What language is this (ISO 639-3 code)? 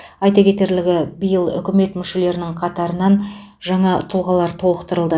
kaz